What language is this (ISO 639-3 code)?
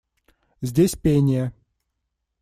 rus